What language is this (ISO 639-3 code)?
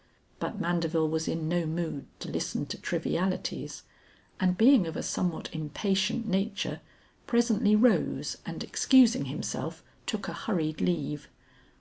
eng